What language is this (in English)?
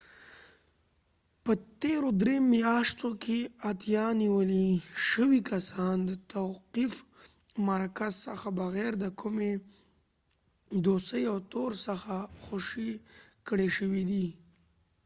Pashto